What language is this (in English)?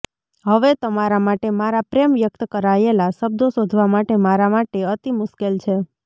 Gujarati